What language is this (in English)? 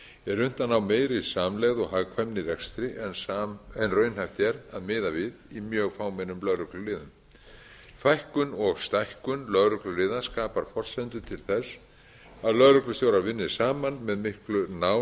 Icelandic